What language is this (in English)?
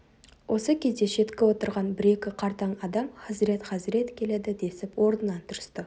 Kazakh